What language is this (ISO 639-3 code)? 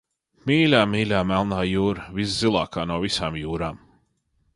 lav